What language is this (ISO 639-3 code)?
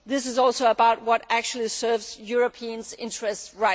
eng